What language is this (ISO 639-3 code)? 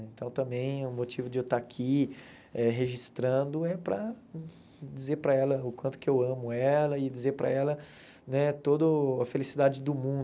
por